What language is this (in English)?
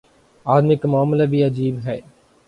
Urdu